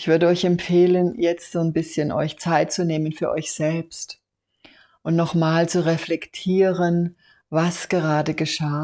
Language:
German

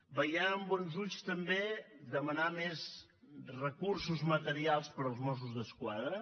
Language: Catalan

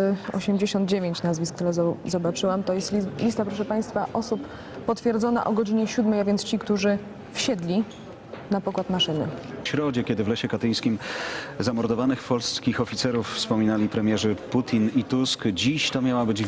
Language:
Polish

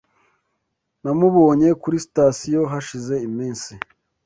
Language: Kinyarwanda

